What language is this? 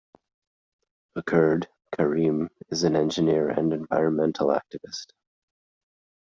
English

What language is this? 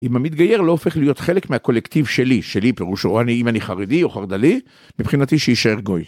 Hebrew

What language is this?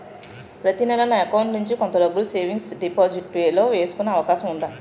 Telugu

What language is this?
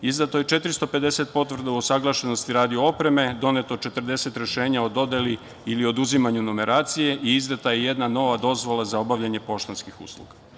Serbian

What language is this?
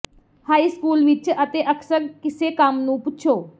Punjabi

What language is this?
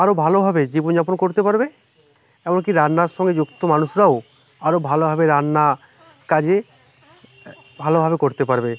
Bangla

